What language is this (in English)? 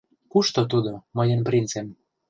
Mari